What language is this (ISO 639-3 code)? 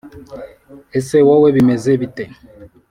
kin